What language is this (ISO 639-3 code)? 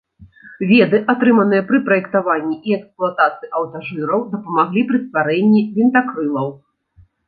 bel